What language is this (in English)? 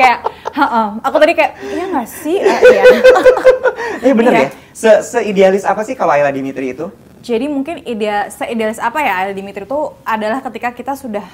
Indonesian